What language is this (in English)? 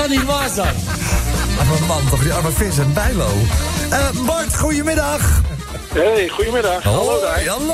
Dutch